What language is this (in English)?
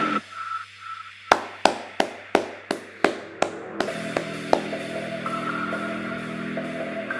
Turkish